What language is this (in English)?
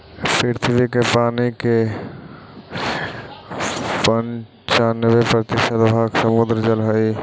Magahi